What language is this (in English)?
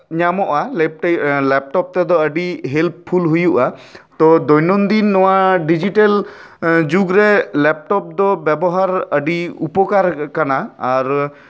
Santali